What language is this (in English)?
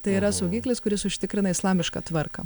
Lithuanian